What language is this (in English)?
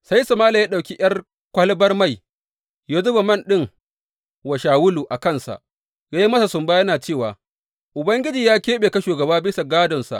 Hausa